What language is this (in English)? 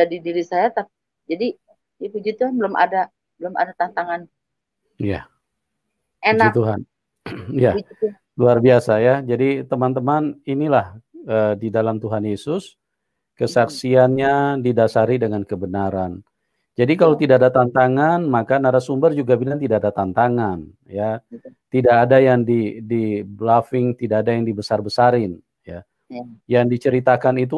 Indonesian